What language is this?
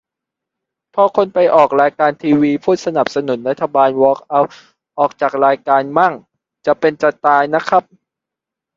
Thai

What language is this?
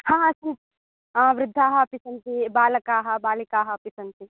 Sanskrit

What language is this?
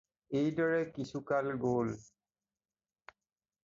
Assamese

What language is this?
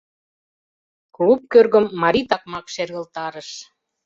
Mari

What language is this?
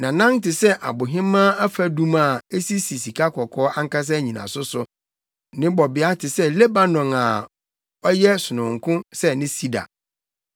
Akan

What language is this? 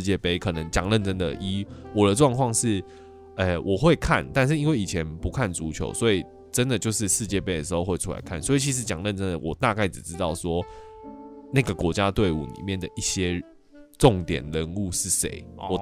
Chinese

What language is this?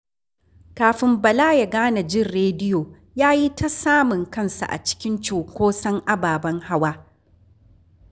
Hausa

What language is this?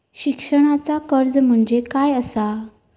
Marathi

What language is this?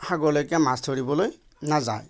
Assamese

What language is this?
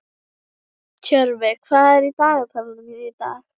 Icelandic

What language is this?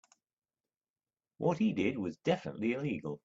English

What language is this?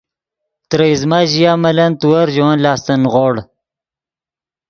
Yidgha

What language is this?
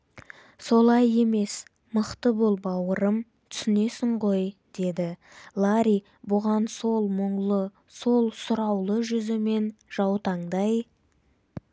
Kazakh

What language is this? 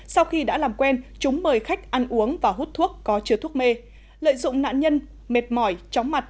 Vietnamese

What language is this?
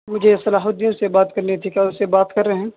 Urdu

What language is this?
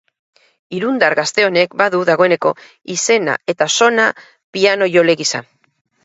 Basque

